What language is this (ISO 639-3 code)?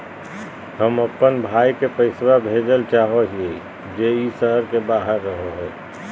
mag